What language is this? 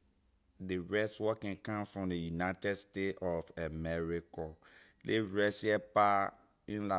Liberian English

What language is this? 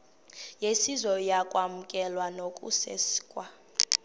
Xhosa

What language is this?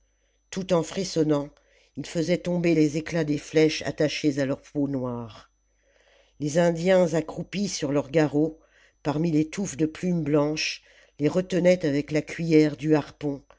French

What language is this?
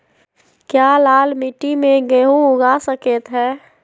Magahi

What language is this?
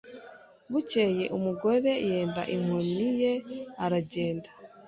Kinyarwanda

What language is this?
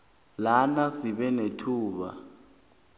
South Ndebele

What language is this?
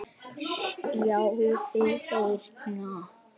Icelandic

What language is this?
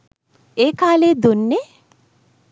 Sinhala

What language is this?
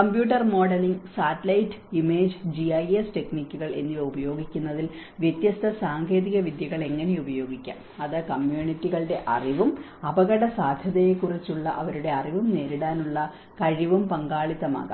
Malayalam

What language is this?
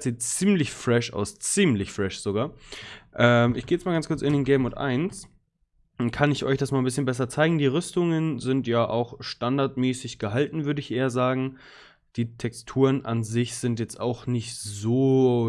German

